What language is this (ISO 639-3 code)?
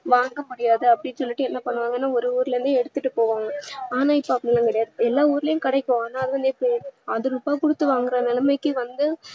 tam